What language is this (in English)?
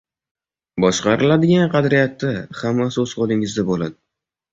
Uzbek